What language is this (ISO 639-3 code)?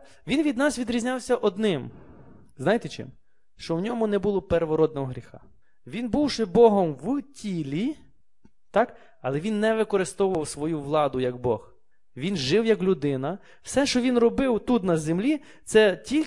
ukr